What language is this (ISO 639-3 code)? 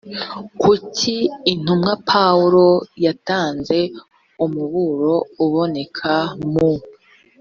kin